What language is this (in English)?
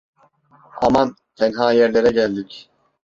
Turkish